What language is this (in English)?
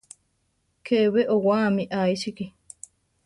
Central Tarahumara